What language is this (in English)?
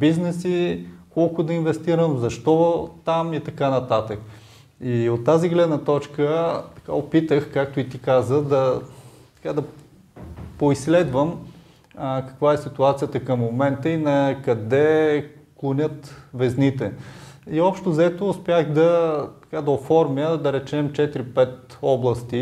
Bulgarian